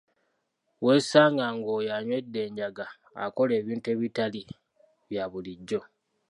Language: Ganda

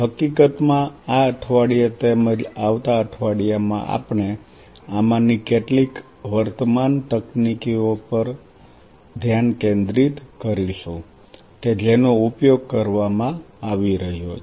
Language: Gujarati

